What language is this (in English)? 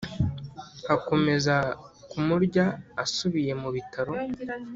Kinyarwanda